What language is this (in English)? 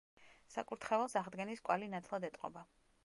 Georgian